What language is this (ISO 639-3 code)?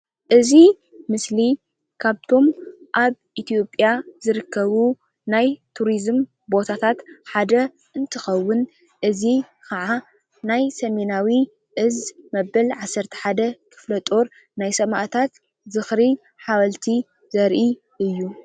tir